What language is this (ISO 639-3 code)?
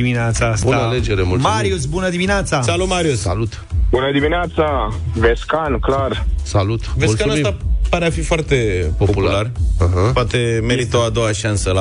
ron